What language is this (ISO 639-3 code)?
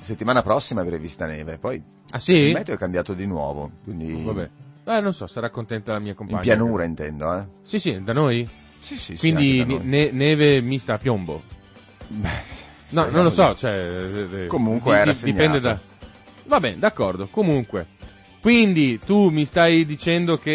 ita